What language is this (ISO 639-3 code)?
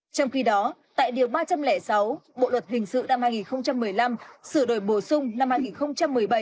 vie